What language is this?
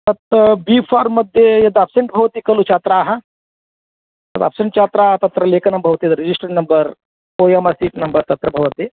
Sanskrit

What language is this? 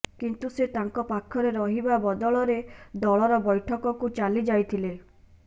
Odia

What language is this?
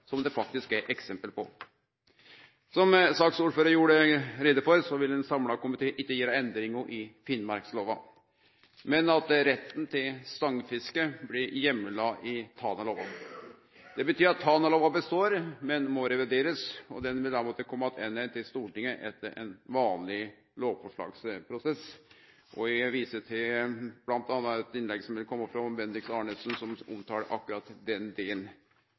Norwegian Nynorsk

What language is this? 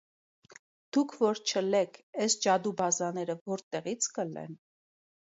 Armenian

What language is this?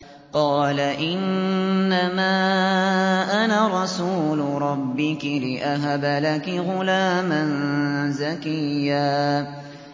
Arabic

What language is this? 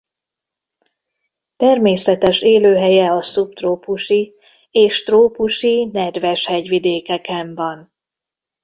Hungarian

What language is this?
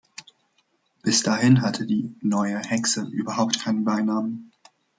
German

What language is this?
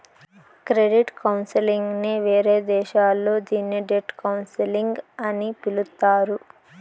Telugu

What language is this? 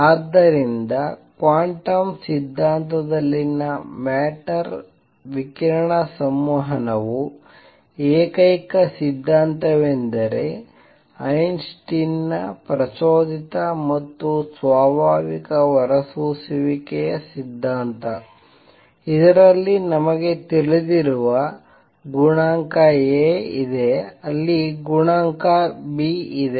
Kannada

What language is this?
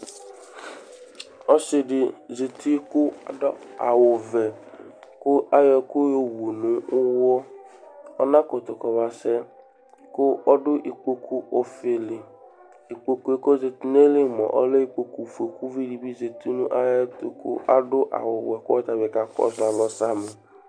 Ikposo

